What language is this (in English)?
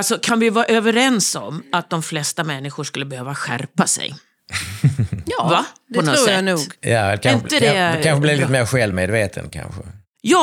Swedish